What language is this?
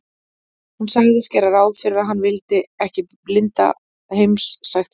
Icelandic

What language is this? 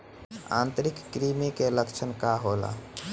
Bhojpuri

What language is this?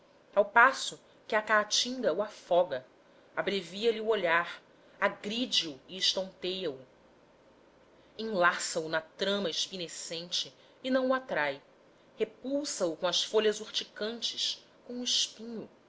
Portuguese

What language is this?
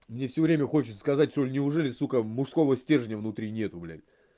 Russian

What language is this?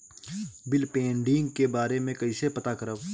Bhojpuri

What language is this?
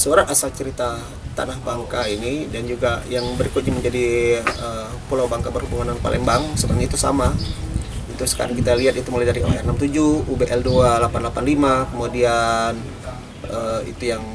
Indonesian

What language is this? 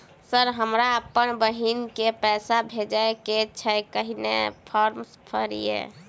Maithili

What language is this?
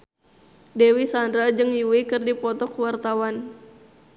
Sundanese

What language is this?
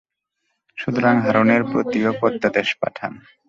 Bangla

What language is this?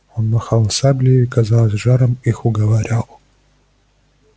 Russian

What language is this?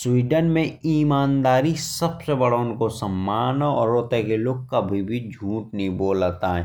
Bundeli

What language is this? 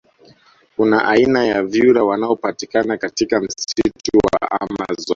Swahili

